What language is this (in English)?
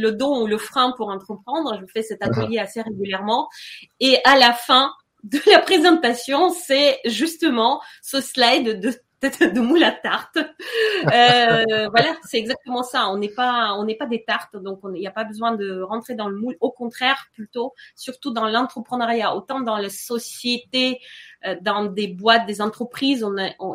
French